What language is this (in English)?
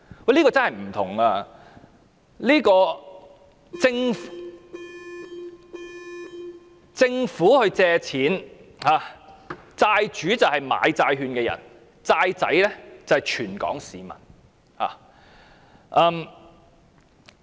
Cantonese